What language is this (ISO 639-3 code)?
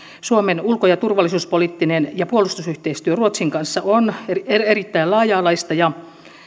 fin